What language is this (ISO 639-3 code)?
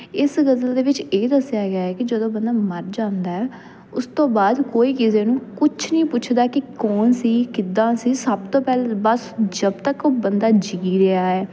pan